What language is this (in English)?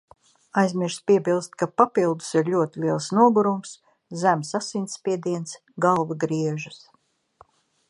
Latvian